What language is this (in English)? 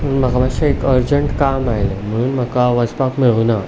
Konkani